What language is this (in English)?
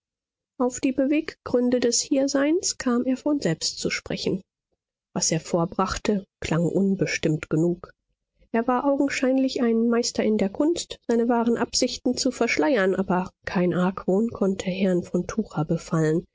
German